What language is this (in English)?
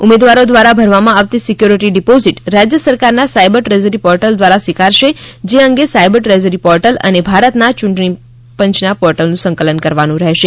Gujarati